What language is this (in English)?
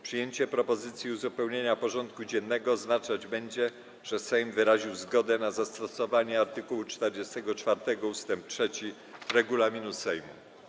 Polish